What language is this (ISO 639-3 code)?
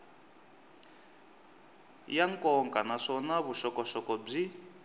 tso